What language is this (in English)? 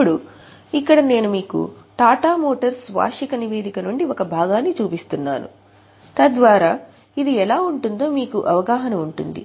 Telugu